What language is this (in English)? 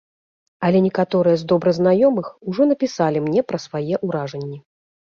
Belarusian